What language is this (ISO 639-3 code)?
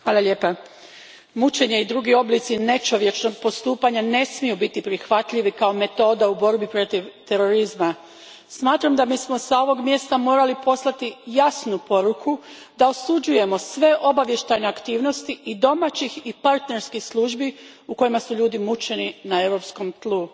hrv